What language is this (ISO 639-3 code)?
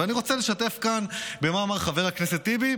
heb